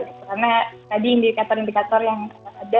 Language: Indonesian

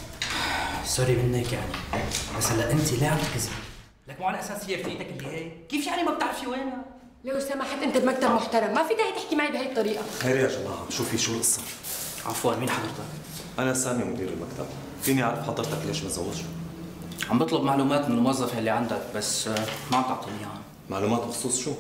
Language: Arabic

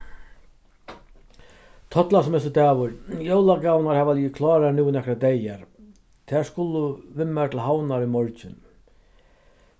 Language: Faroese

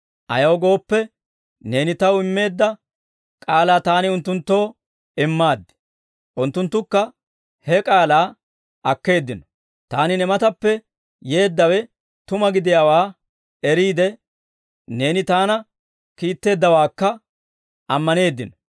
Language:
Dawro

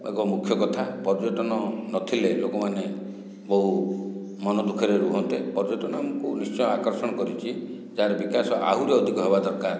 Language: Odia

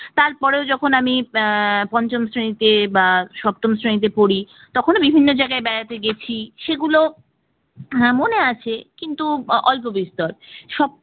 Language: Bangla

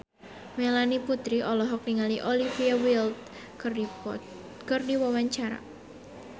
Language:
Sundanese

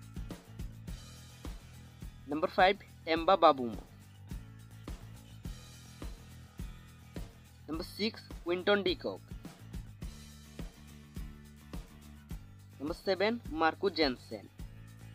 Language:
Hindi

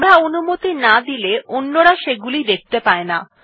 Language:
Bangla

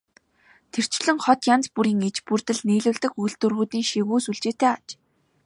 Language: Mongolian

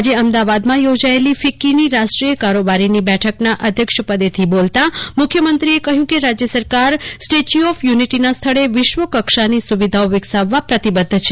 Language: Gujarati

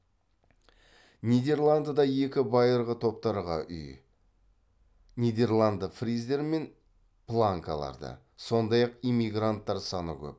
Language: Kazakh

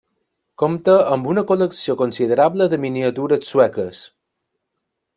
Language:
Catalan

